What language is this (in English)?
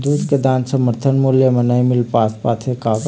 Chhattisgarhi